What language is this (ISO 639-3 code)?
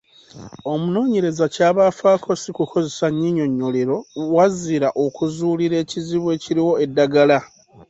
lug